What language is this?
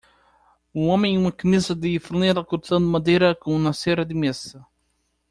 Portuguese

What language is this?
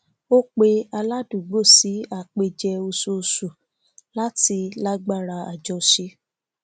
Yoruba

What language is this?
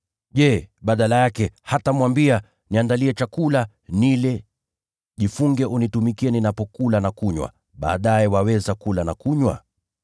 Swahili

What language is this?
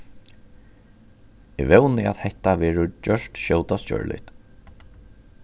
Faroese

